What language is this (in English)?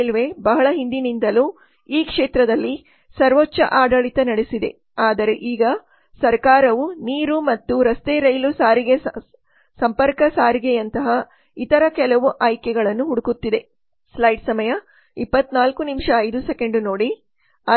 Kannada